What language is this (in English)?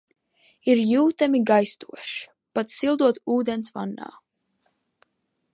Latvian